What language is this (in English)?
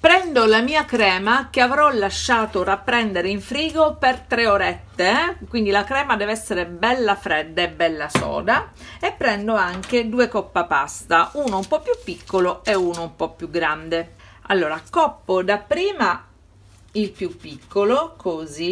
Italian